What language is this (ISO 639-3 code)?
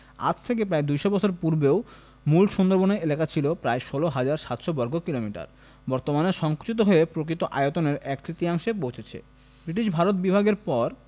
ben